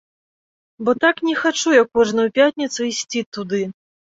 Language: Belarusian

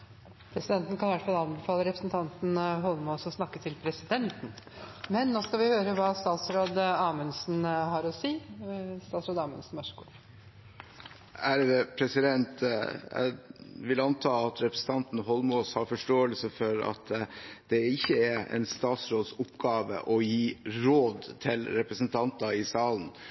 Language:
Norwegian Bokmål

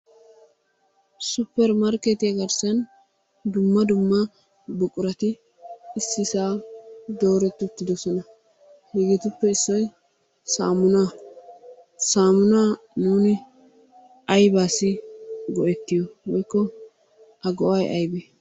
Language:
Wolaytta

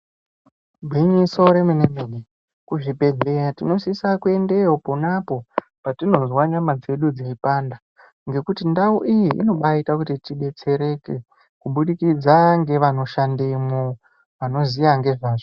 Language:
Ndau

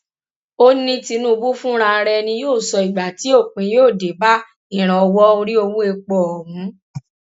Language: Yoruba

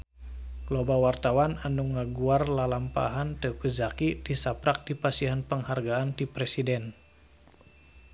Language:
Sundanese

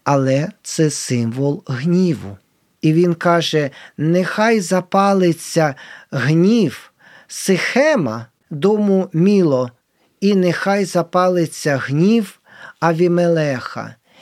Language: Ukrainian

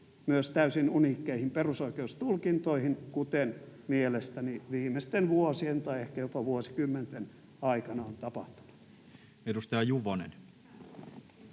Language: Finnish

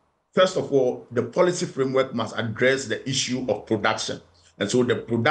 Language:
English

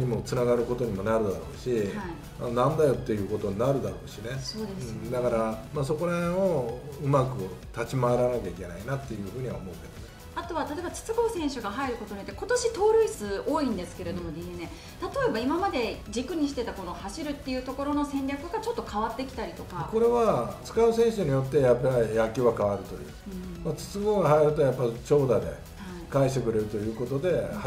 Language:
Japanese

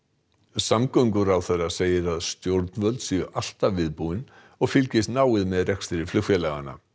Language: Icelandic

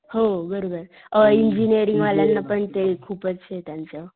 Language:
Marathi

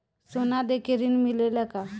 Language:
Bhojpuri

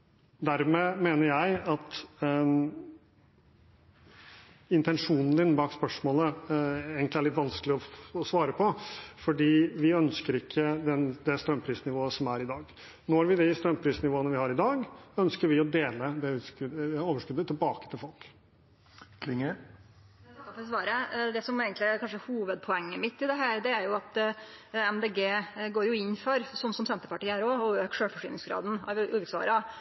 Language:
Norwegian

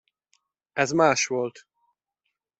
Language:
Hungarian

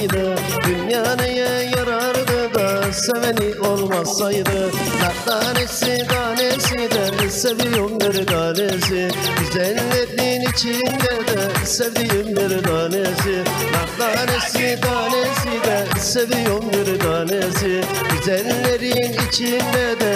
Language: Turkish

